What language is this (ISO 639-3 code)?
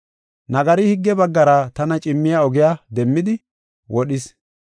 gof